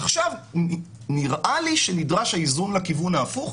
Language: Hebrew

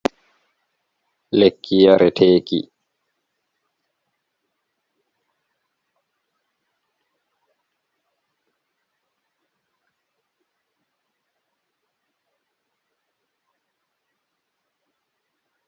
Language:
Fula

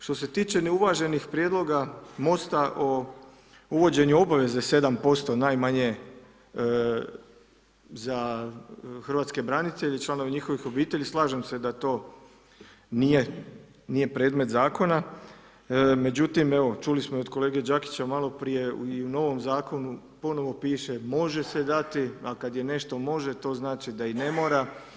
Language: Croatian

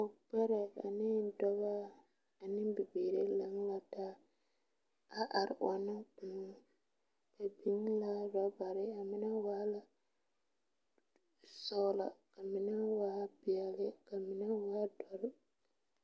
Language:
Southern Dagaare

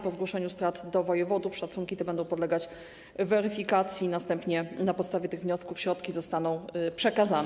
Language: Polish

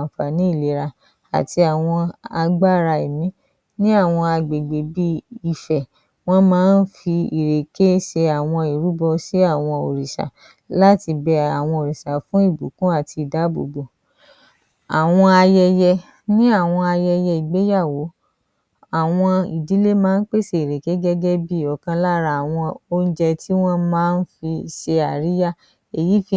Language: Yoruba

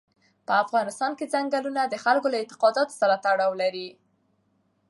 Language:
Pashto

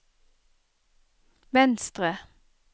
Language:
Norwegian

